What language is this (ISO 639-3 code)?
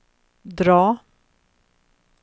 swe